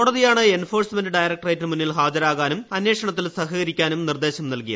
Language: Malayalam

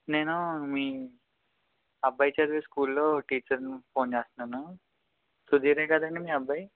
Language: Telugu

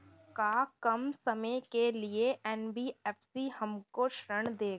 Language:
Bhojpuri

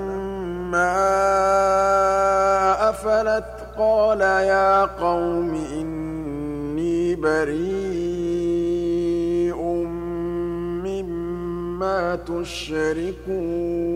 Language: Arabic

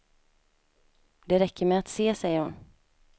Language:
Swedish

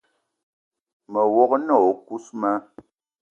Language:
Eton (Cameroon)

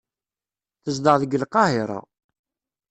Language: Kabyle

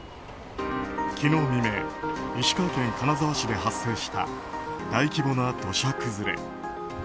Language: Japanese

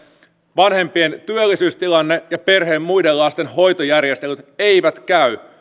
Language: Finnish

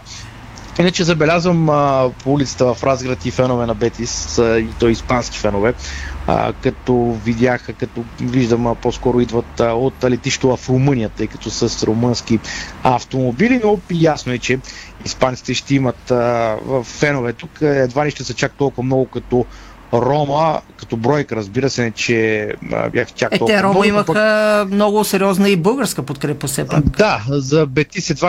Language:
Bulgarian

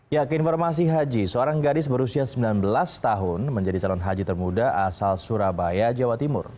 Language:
Indonesian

